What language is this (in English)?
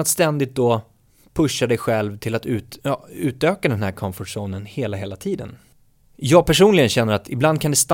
Swedish